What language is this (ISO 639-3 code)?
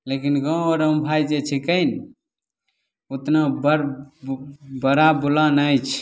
mai